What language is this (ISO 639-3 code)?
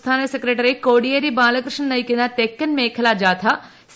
mal